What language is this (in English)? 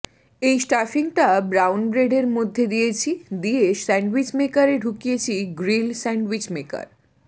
Bangla